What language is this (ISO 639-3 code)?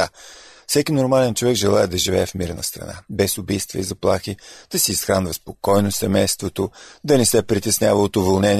bul